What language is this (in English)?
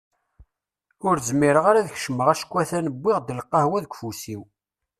Kabyle